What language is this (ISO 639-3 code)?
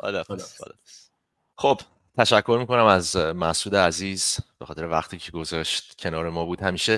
fas